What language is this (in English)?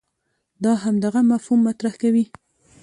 Pashto